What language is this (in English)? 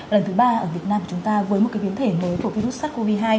Vietnamese